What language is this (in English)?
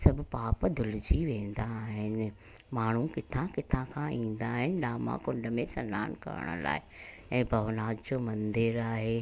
Sindhi